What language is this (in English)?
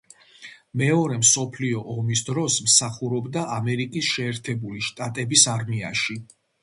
Georgian